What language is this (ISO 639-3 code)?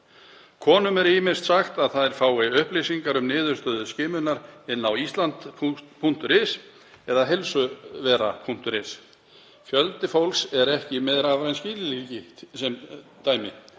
isl